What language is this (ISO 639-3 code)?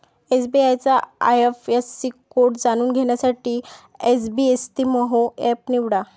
mar